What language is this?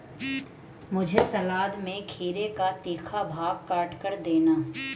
Hindi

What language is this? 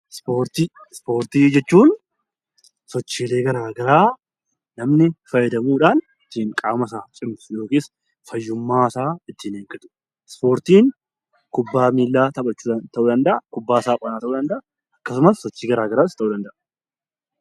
Oromo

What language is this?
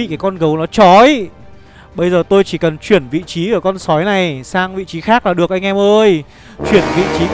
Vietnamese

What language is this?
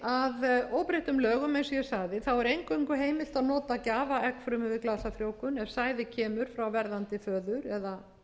Icelandic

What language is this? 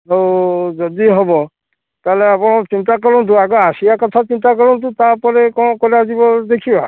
Odia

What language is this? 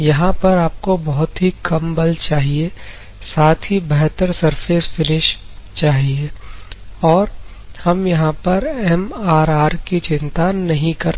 Hindi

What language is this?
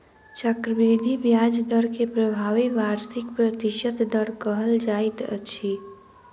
Maithili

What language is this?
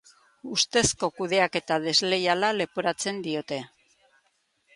Basque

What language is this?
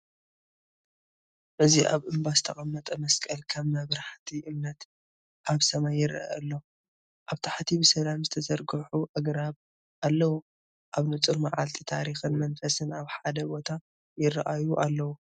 Tigrinya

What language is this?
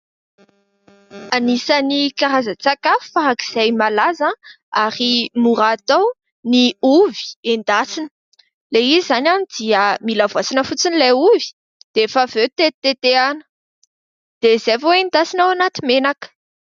Malagasy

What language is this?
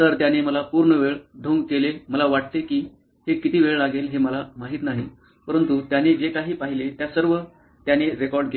Marathi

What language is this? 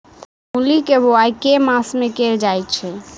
Maithili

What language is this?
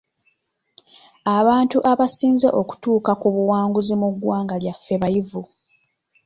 Ganda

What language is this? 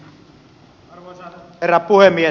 Finnish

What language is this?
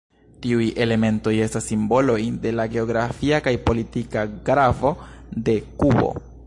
Esperanto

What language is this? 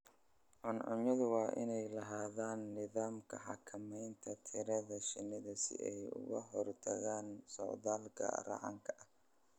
Somali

